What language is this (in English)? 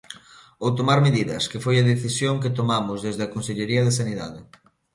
Galician